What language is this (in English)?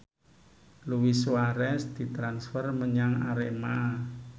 Javanese